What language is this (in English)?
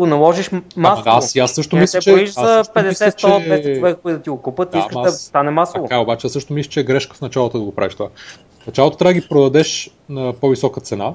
Bulgarian